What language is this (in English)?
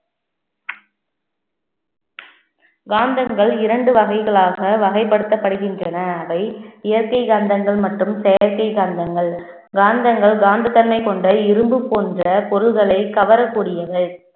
Tamil